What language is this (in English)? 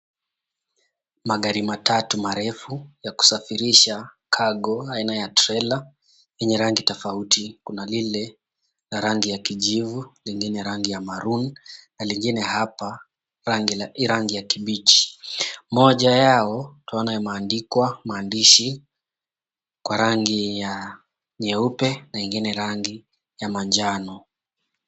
Swahili